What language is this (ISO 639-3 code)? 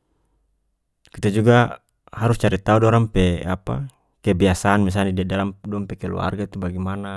max